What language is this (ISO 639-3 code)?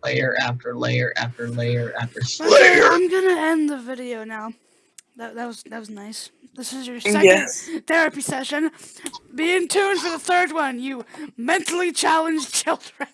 eng